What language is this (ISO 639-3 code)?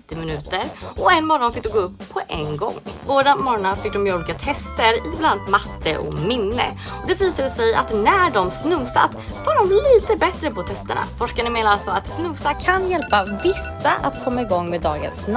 swe